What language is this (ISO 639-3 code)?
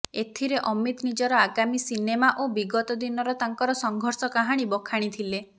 ori